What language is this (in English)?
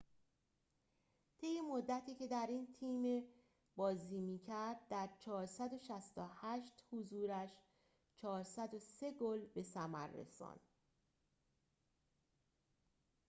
Persian